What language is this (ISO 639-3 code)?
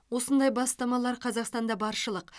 kaz